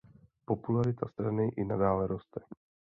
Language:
Czech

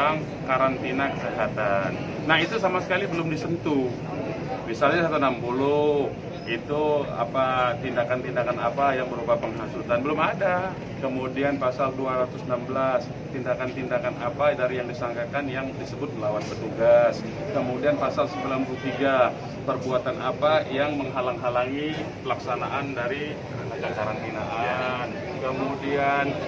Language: Indonesian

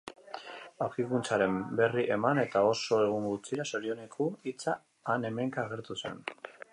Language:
Basque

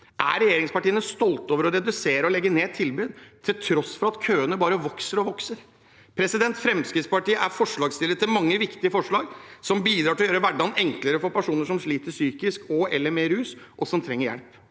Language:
Norwegian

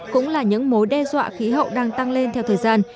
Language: Vietnamese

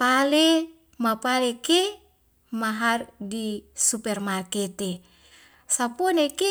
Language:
Wemale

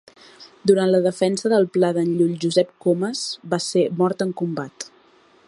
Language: Catalan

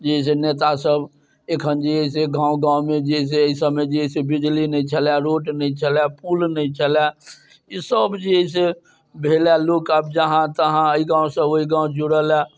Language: Maithili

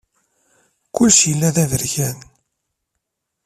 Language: Kabyle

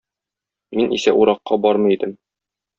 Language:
Tatar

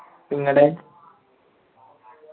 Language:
Malayalam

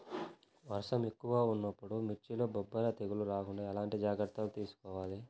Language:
Telugu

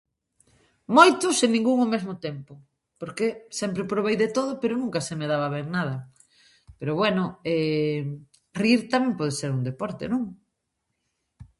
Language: Galician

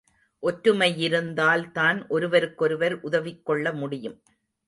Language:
Tamil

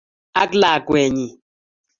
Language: Kalenjin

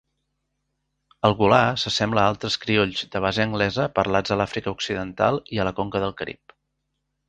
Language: Catalan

